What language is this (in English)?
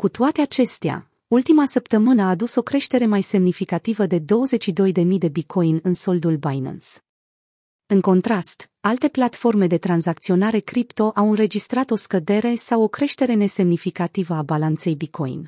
Romanian